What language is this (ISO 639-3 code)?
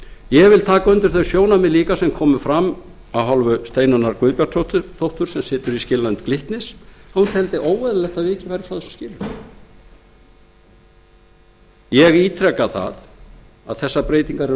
isl